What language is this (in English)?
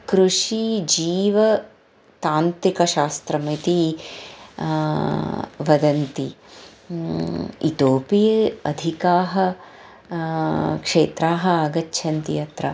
Sanskrit